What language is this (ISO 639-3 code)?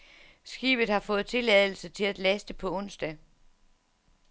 dan